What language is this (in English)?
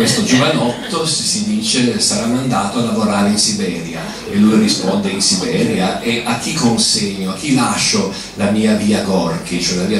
Italian